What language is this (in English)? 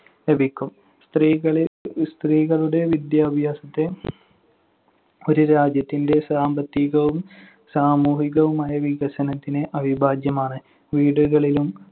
Malayalam